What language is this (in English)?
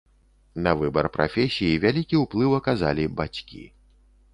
Belarusian